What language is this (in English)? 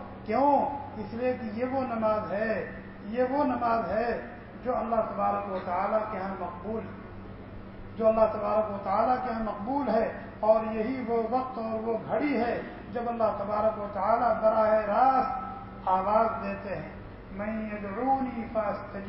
Arabic